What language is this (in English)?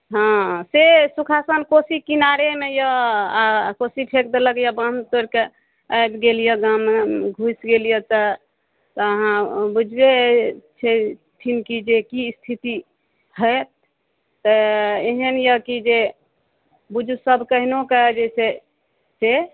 Maithili